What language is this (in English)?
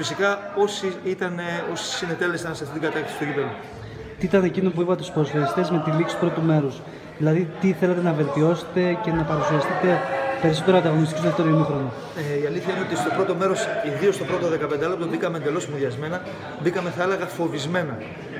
Greek